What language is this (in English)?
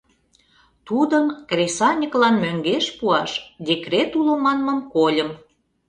Mari